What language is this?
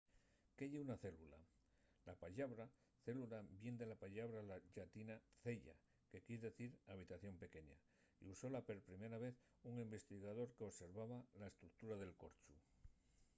Asturian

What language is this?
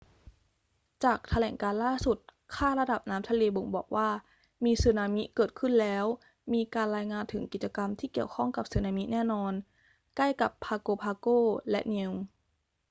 Thai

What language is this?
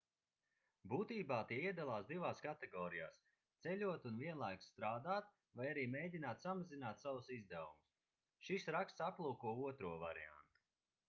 Latvian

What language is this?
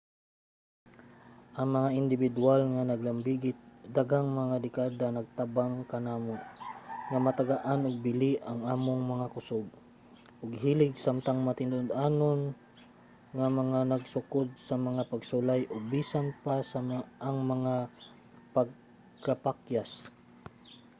Cebuano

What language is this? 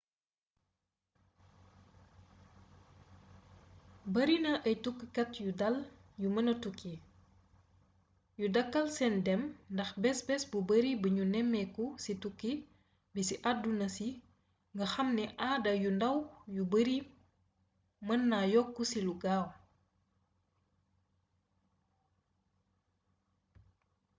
Wolof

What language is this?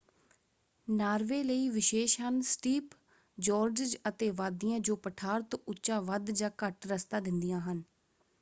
Punjabi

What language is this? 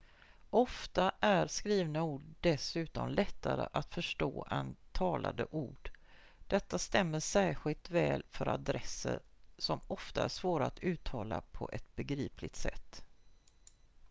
Swedish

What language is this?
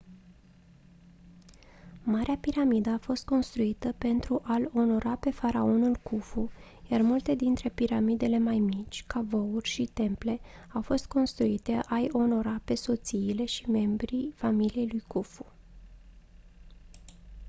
Romanian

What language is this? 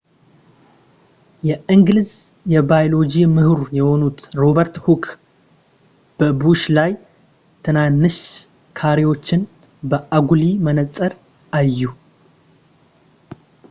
Amharic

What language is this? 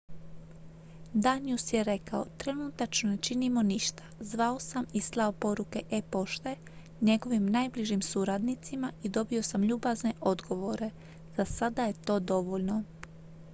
Croatian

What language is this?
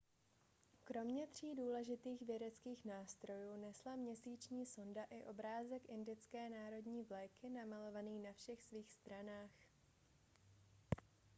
Czech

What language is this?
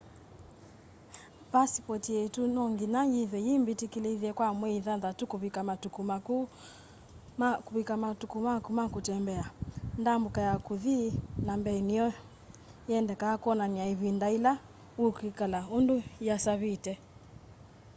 Kamba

